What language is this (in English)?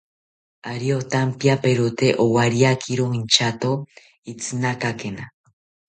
South Ucayali Ashéninka